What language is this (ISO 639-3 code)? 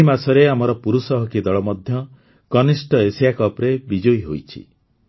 ori